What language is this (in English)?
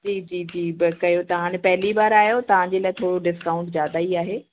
Sindhi